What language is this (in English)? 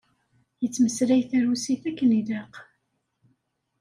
Kabyle